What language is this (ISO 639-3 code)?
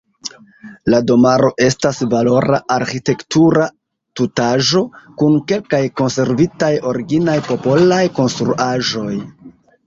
epo